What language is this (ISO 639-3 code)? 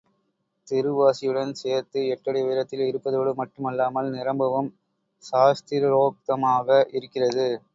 tam